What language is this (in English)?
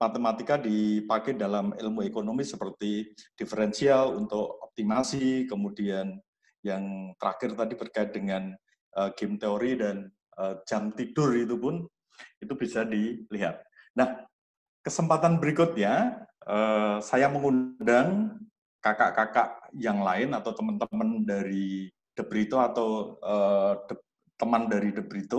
Indonesian